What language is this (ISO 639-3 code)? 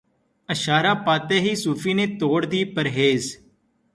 urd